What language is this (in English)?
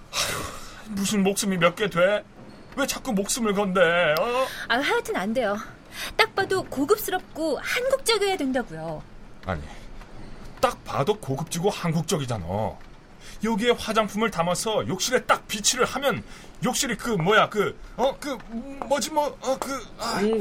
Korean